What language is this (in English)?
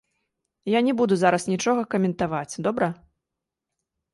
Belarusian